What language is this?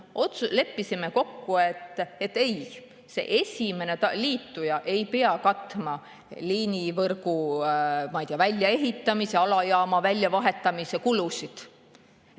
Estonian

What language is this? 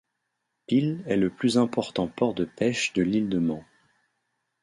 French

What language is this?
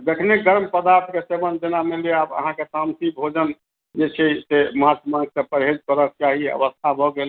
Maithili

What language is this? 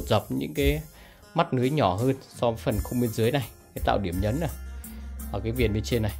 Vietnamese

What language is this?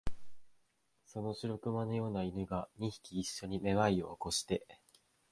Japanese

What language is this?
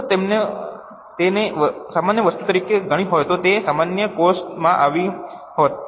Gujarati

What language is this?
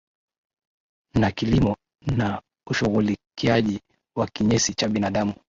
Swahili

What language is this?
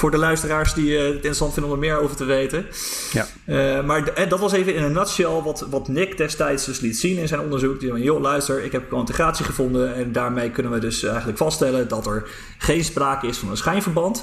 Dutch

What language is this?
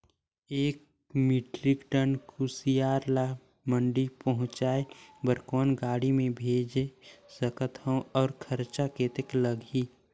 Chhattisgarhi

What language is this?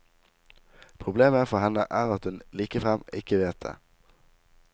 Norwegian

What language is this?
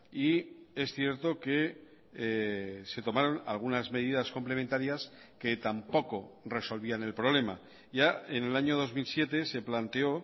Spanish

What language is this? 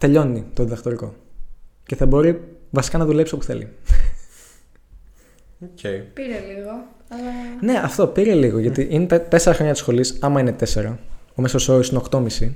Greek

